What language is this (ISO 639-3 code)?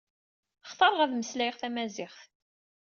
kab